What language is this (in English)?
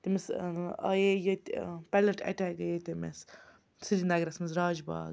Kashmiri